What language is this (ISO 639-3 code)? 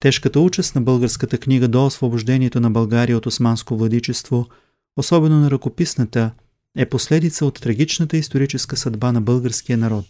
bul